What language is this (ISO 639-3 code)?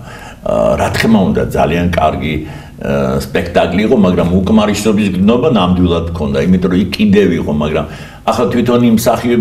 ron